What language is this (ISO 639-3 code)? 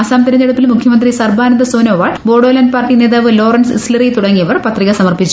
mal